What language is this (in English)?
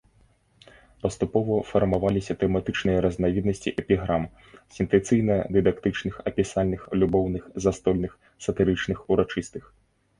Belarusian